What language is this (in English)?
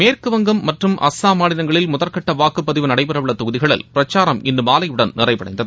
Tamil